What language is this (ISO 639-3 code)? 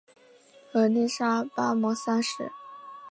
zho